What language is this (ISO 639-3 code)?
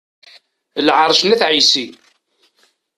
kab